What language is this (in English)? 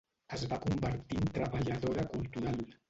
Catalan